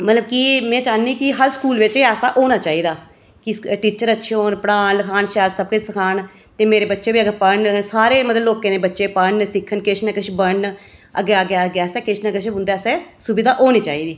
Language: Dogri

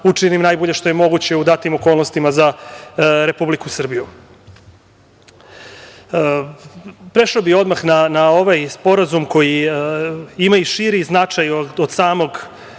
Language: Serbian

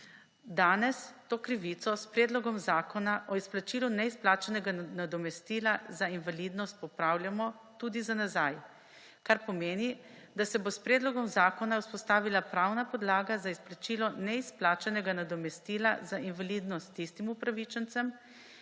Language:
Slovenian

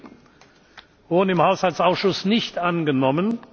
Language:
German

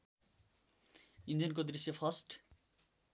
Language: Nepali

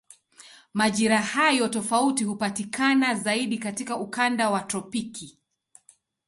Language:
Swahili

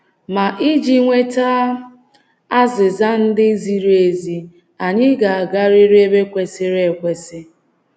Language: Igbo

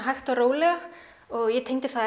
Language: Icelandic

